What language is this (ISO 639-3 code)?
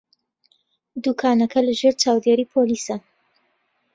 ckb